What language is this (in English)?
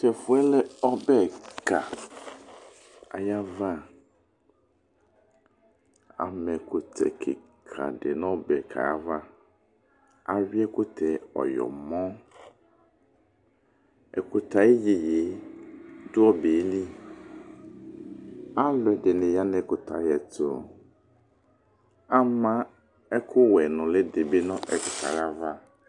Ikposo